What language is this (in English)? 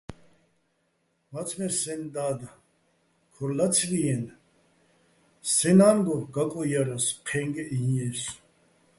Bats